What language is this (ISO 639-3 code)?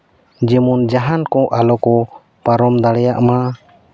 sat